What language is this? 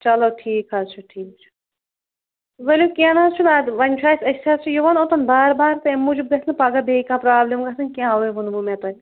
Kashmiri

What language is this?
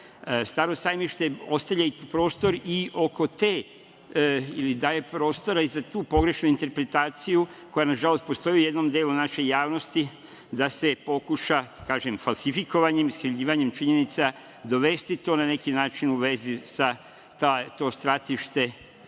Serbian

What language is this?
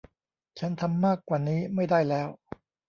Thai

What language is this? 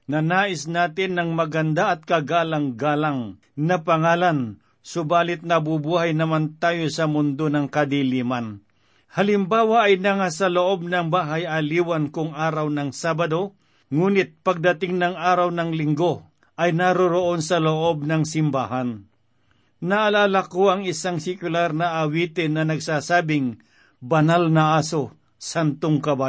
Filipino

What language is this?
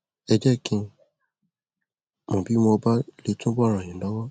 Yoruba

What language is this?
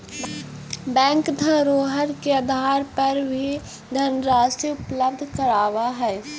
Magahi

